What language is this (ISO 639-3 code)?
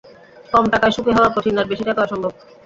ben